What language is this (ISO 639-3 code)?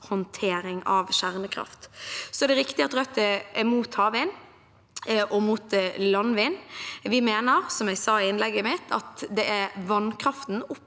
nor